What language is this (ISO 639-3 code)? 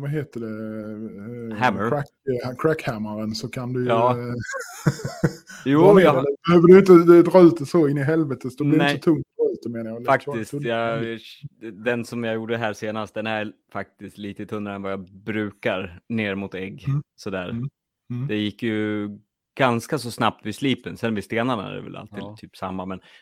swe